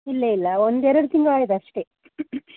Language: Kannada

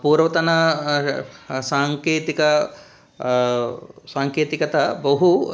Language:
Sanskrit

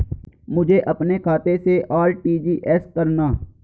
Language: Hindi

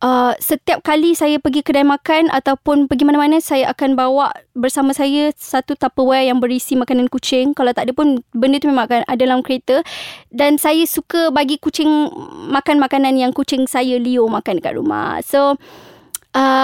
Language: Malay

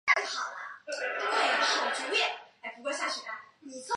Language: Chinese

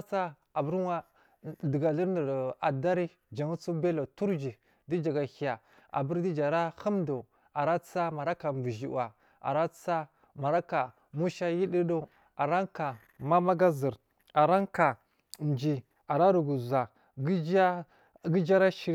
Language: Marghi South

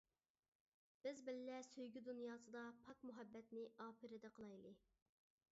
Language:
Uyghur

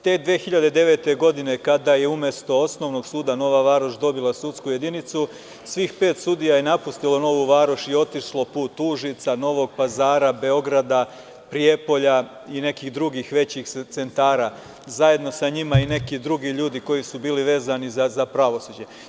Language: Serbian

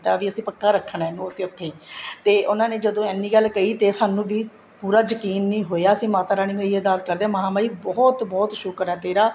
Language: Punjabi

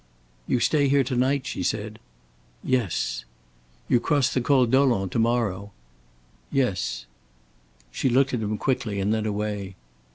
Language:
English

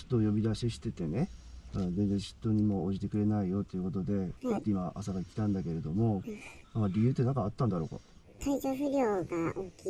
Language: Japanese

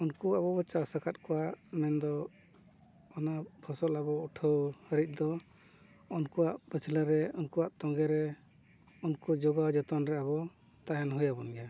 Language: Santali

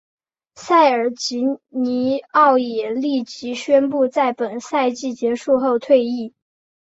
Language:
Chinese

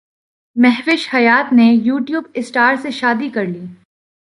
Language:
Urdu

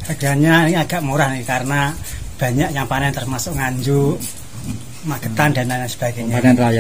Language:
Indonesian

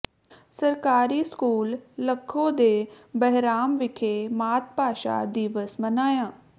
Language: Punjabi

